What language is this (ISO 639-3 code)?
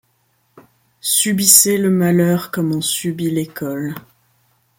fra